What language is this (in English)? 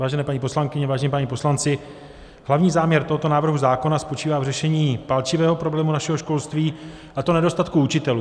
Czech